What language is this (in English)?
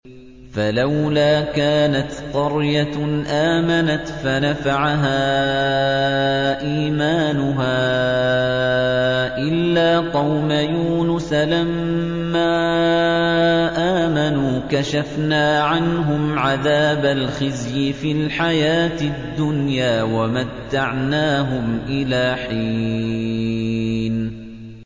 Arabic